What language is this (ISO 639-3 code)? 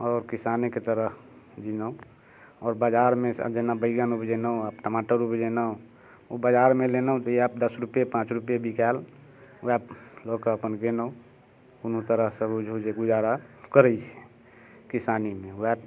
mai